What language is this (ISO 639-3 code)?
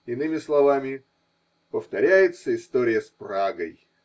rus